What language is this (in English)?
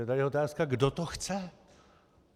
Czech